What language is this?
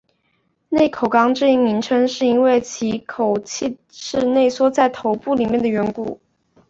Chinese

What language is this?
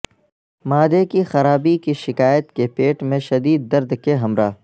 Urdu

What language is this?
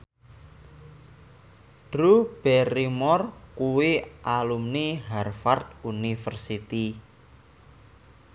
Javanese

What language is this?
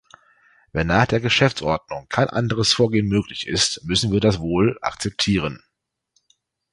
German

